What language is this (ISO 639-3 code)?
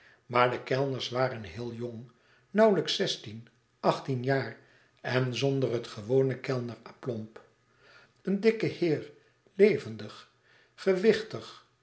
nld